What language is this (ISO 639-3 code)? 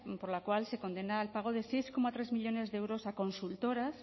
spa